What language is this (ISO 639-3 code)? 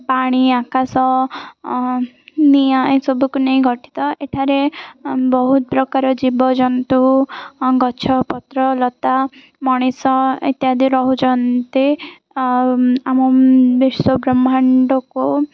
ori